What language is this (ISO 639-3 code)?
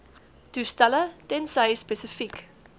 afr